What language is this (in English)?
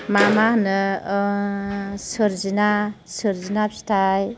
Bodo